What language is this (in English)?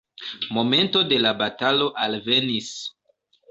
Esperanto